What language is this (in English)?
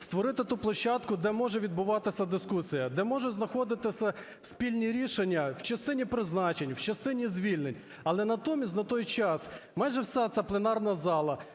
Ukrainian